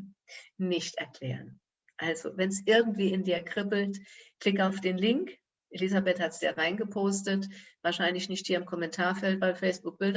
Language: German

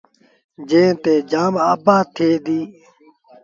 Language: Sindhi Bhil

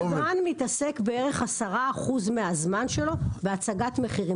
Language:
Hebrew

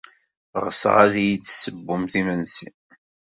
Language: Kabyle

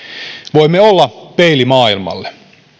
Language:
Finnish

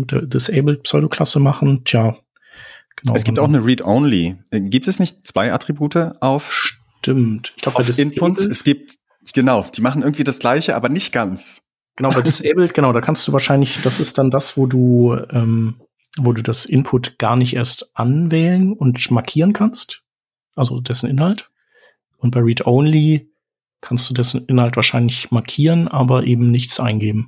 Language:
German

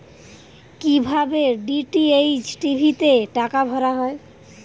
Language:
Bangla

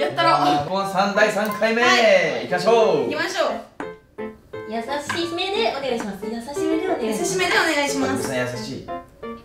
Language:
Japanese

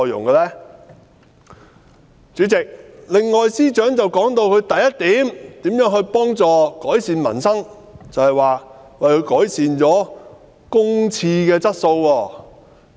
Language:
Cantonese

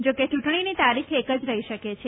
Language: Gujarati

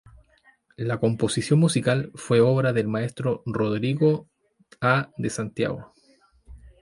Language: Spanish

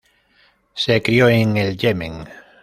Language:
Spanish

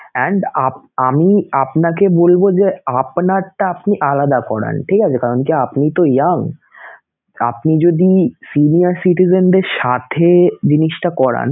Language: Bangla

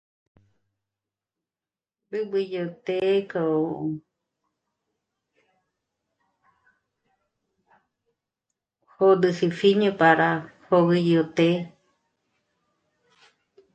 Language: Michoacán Mazahua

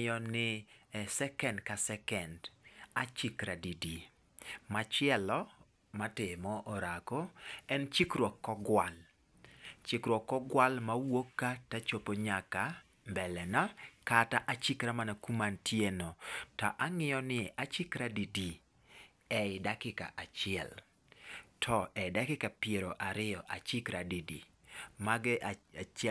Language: Luo (Kenya and Tanzania)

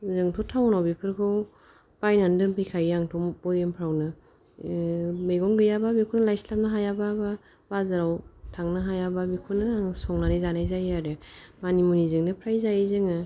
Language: Bodo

